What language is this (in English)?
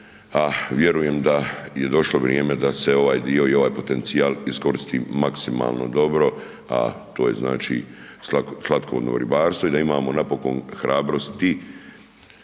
Croatian